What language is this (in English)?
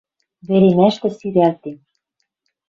Western Mari